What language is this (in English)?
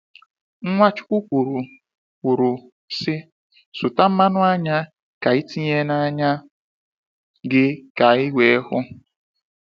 Igbo